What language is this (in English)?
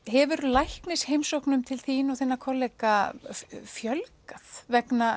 Icelandic